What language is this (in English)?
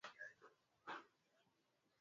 Swahili